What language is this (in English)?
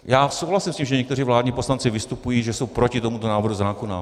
Czech